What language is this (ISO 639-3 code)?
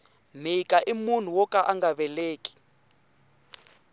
tso